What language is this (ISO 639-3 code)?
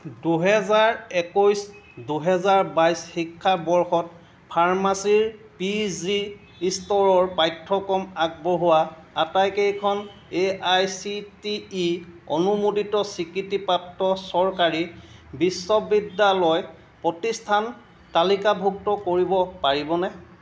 asm